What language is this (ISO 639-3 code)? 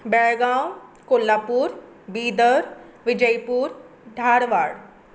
kok